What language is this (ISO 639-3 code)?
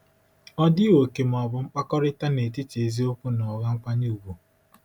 ibo